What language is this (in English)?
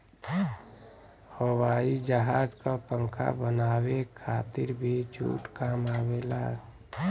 Bhojpuri